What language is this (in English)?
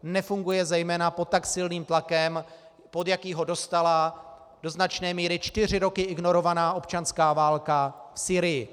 Czech